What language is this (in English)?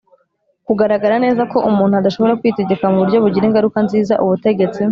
Kinyarwanda